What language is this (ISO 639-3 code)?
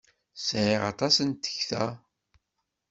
kab